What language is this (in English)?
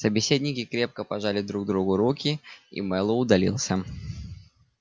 Russian